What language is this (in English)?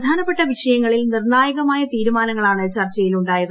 Malayalam